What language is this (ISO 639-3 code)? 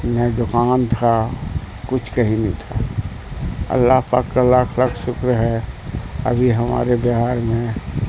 urd